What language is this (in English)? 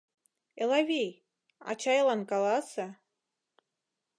Mari